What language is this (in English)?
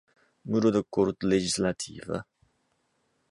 Portuguese